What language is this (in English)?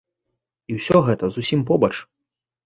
Belarusian